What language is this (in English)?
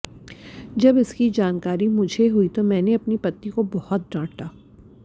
Hindi